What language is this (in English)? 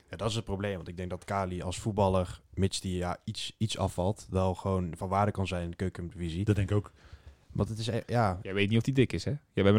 Dutch